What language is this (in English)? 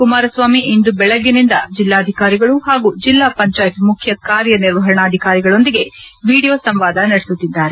Kannada